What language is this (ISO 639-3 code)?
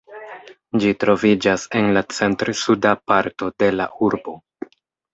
epo